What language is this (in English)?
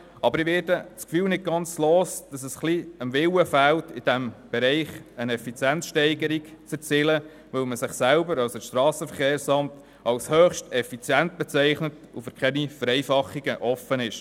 Swiss German